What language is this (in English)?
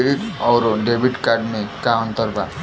Bhojpuri